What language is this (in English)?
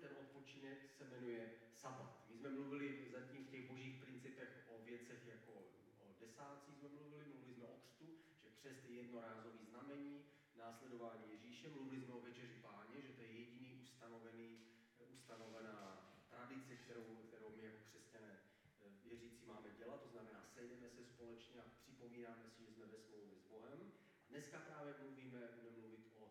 Czech